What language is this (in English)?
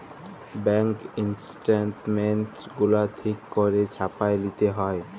Bangla